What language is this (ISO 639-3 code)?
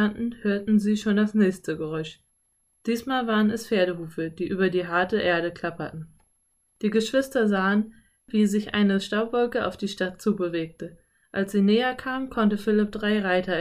deu